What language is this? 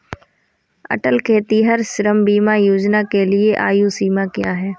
Hindi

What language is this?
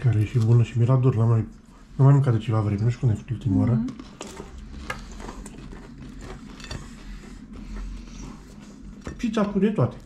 Romanian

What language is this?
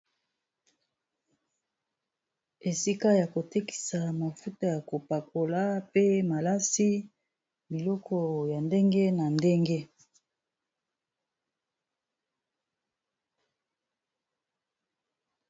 Lingala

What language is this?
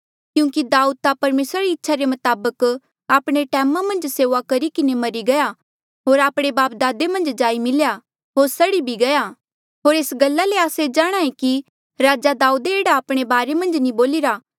Mandeali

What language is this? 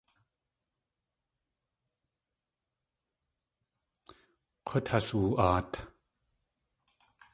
Tlingit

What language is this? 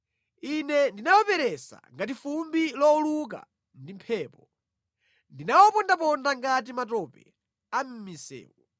Nyanja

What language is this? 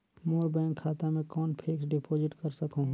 Chhattisgarhi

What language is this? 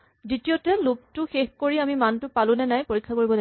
Assamese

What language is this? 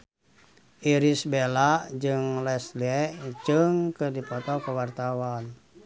Sundanese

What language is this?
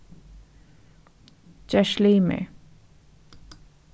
Faroese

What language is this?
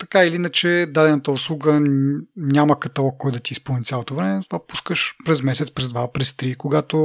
Bulgarian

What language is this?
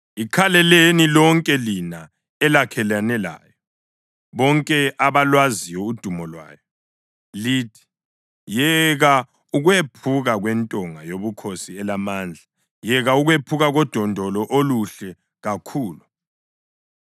North Ndebele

